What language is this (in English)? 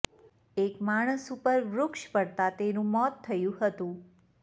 Gujarati